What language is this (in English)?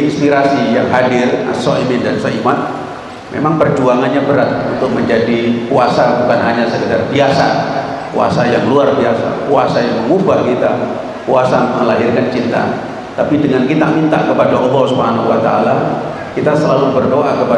Indonesian